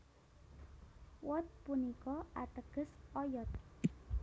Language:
Javanese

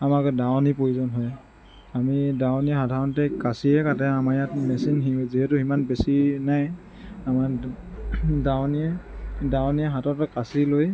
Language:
Assamese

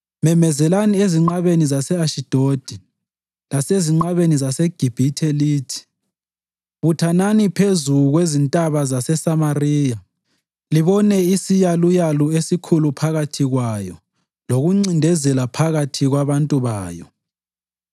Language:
North Ndebele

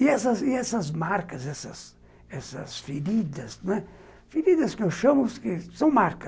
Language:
Portuguese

